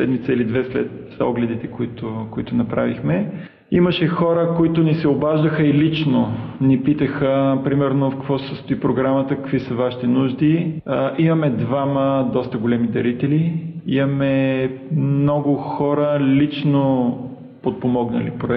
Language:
Bulgarian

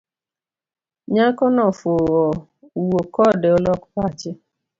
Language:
Luo (Kenya and Tanzania)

